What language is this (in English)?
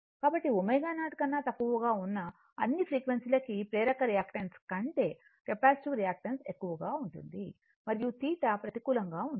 Telugu